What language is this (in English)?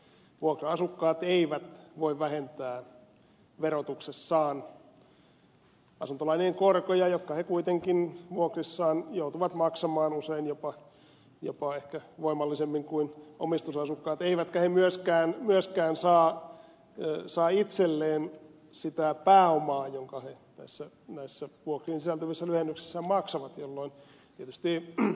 Finnish